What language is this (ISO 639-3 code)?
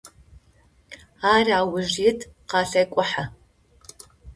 ady